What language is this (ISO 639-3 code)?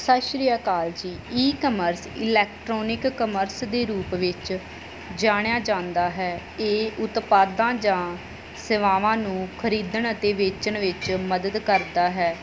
pan